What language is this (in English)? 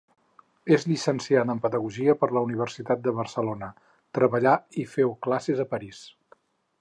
Catalan